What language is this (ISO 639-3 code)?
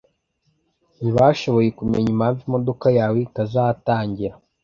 kin